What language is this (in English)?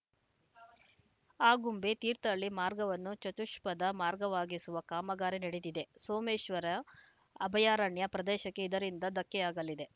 Kannada